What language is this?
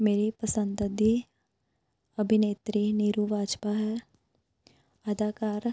Punjabi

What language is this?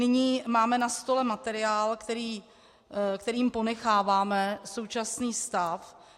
Czech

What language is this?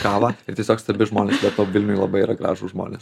Lithuanian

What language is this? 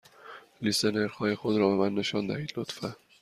Persian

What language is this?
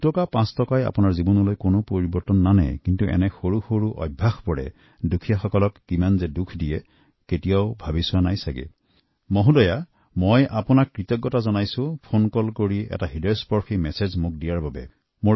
Assamese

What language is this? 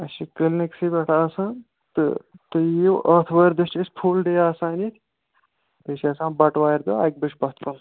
Kashmiri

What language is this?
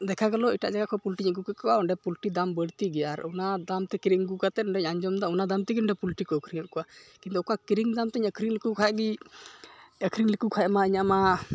Santali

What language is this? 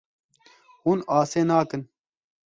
Kurdish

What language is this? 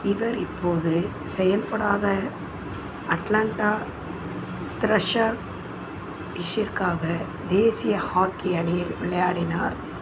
Tamil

